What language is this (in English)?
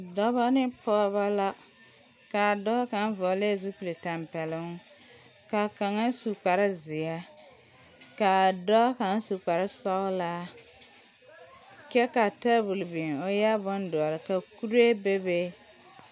Southern Dagaare